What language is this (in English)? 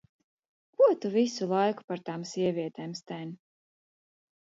Latvian